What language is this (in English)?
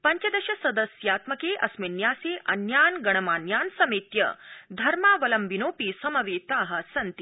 Sanskrit